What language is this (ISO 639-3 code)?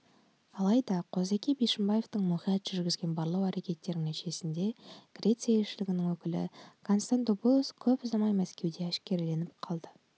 kaz